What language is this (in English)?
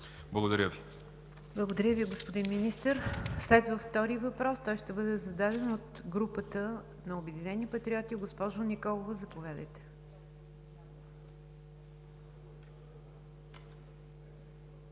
Bulgarian